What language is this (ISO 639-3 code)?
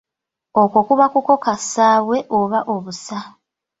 lug